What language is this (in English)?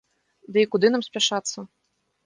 Belarusian